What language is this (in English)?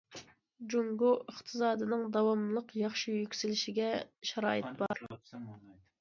Uyghur